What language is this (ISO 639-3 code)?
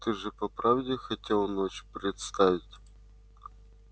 rus